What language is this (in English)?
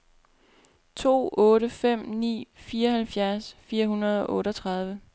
Danish